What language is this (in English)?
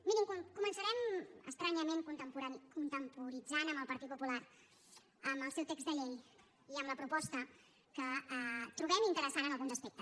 Catalan